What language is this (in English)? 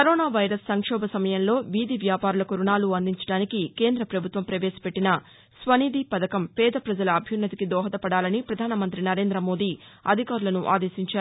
Telugu